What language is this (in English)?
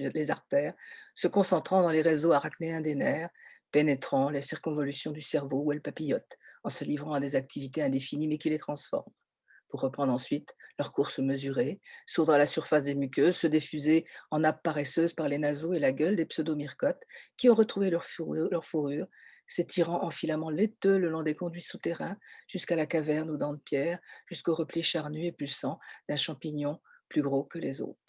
French